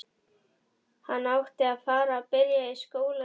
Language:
Icelandic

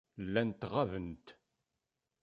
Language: Kabyle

